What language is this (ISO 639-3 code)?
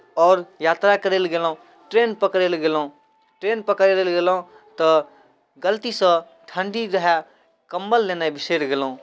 mai